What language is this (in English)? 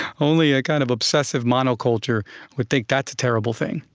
English